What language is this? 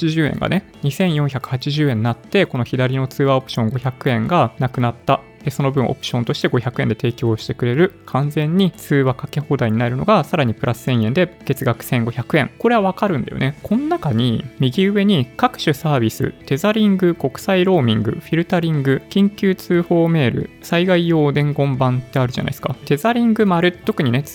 Japanese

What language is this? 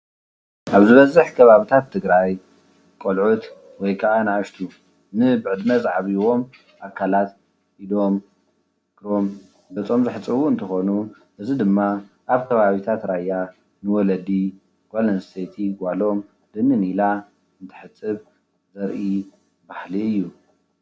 Tigrinya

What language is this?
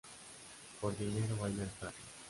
Spanish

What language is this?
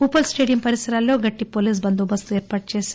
Telugu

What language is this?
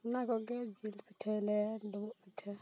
Santali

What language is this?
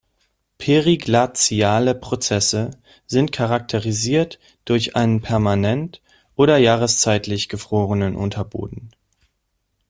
German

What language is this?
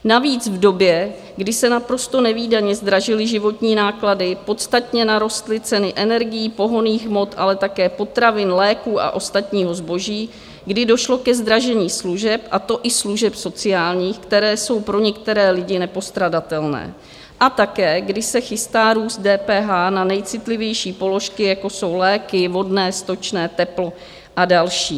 Czech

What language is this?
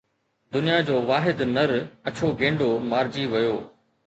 Sindhi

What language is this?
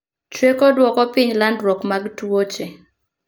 Luo (Kenya and Tanzania)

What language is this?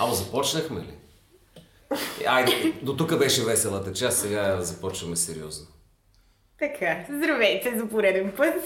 Bulgarian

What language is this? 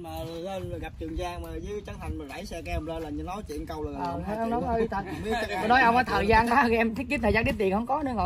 Vietnamese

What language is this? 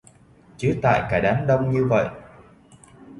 Vietnamese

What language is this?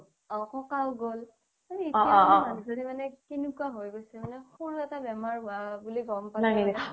Assamese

